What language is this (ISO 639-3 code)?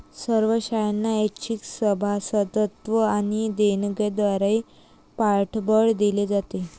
mar